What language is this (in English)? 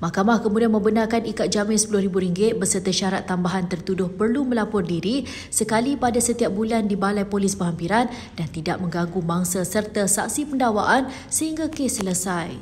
Malay